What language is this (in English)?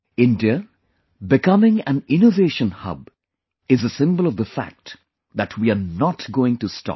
English